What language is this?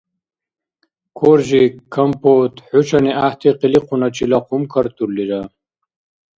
Dargwa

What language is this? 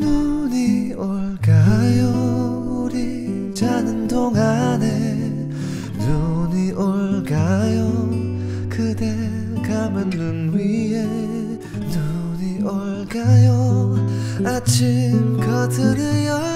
Korean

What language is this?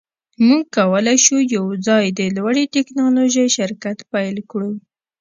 Pashto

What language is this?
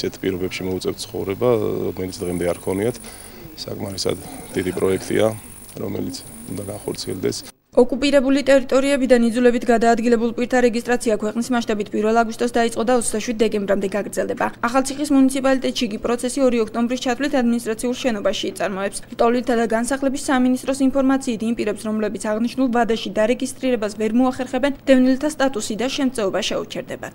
Polish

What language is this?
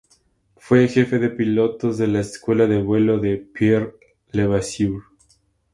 Spanish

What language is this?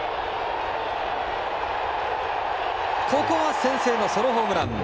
Japanese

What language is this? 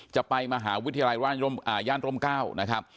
Thai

